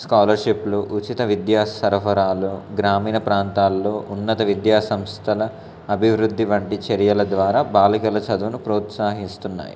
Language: Telugu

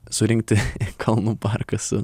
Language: Lithuanian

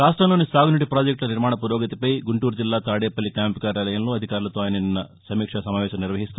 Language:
Telugu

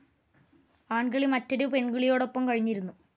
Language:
Malayalam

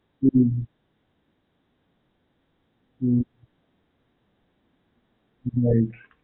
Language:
Gujarati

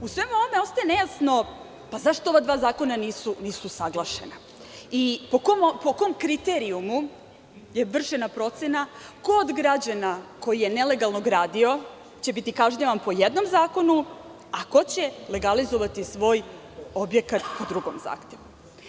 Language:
Serbian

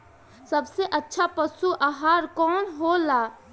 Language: Bhojpuri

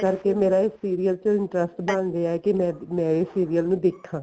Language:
Punjabi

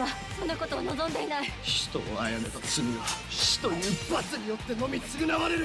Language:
Japanese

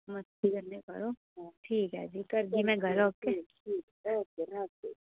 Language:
Dogri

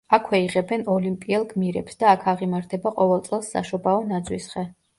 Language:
Georgian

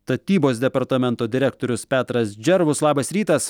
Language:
Lithuanian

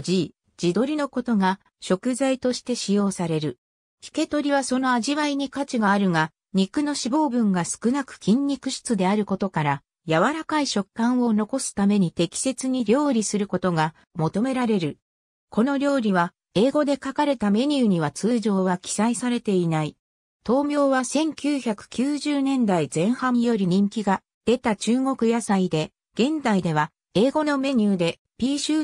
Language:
Japanese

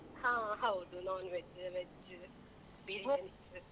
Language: Kannada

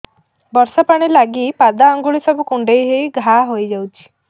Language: Odia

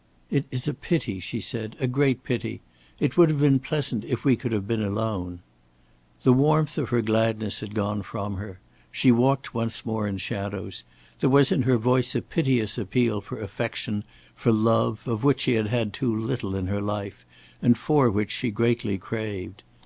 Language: English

